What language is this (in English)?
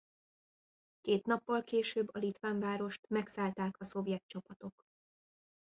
Hungarian